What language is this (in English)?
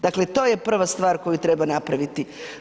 Croatian